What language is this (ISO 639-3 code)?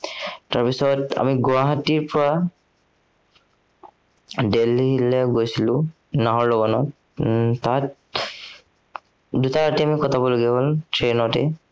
asm